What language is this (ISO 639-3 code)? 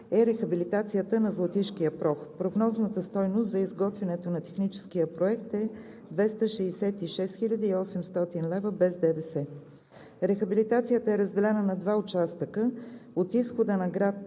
bul